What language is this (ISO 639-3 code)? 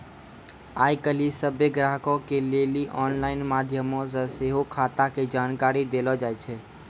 mai